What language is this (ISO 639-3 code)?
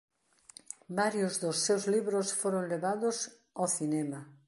glg